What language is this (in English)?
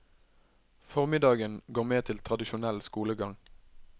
Norwegian